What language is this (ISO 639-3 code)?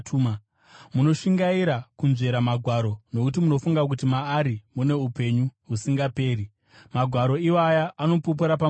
sna